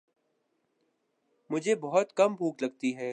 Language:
Urdu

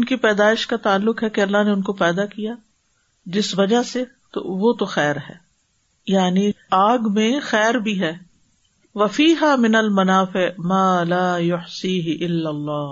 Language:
Urdu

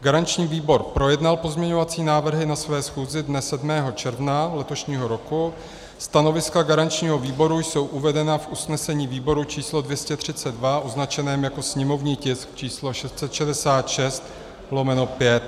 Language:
Czech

